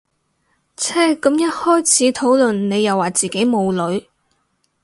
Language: Cantonese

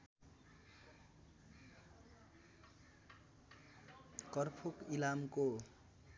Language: Nepali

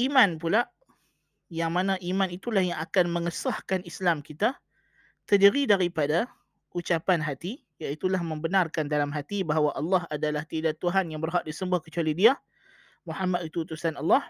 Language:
Malay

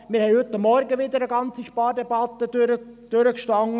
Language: Swiss German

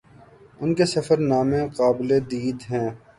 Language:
Urdu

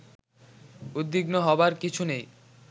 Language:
Bangla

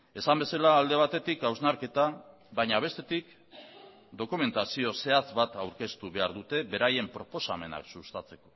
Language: Basque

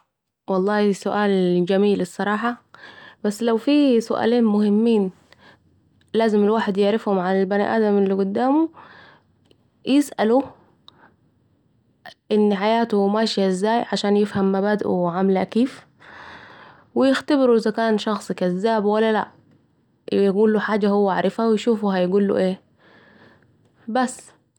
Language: Saidi Arabic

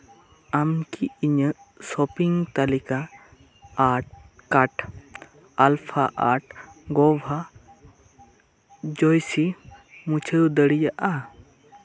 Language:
Santali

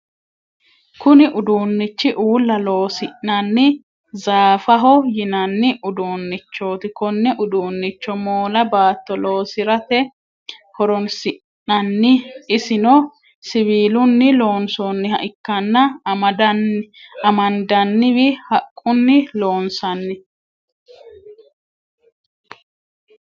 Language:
Sidamo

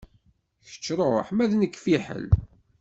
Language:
Kabyle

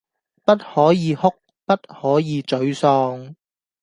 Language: Cantonese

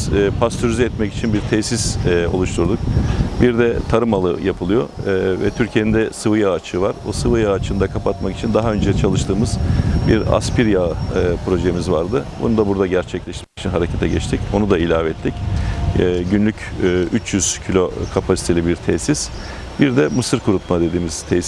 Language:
Turkish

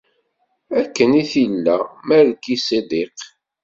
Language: Kabyle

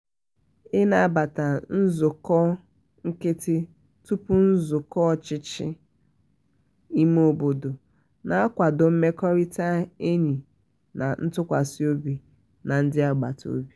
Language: Igbo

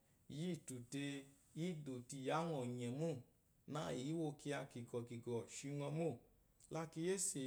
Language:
Eloyi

